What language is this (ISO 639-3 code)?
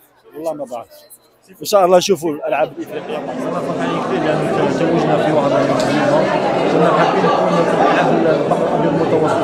ara